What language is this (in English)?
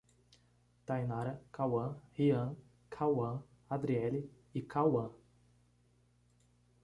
Portuguese